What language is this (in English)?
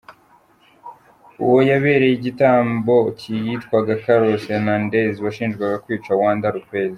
Kinyarwanda